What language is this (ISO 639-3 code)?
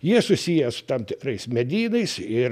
lit